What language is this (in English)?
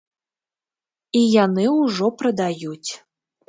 Belarusian